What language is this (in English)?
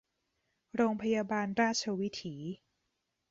Thai